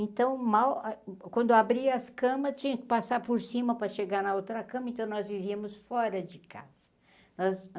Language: Portuguese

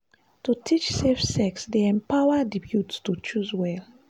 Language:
Nigerian Pidgin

